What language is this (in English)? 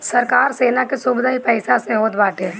Bhojpuri